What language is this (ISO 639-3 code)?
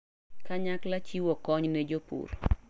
luo